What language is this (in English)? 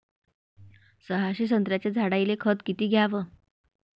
Marathi